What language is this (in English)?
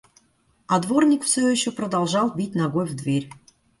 Russian